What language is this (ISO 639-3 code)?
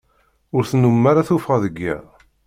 kab